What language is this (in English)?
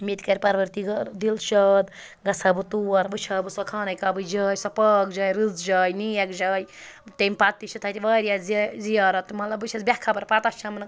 Kashmiri